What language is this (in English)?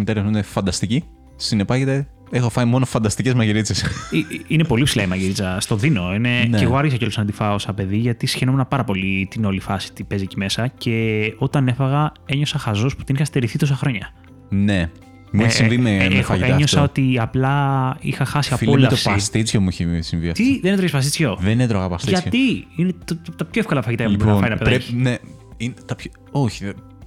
Greek